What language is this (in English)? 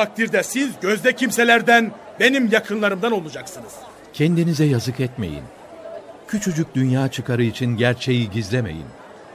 Turkish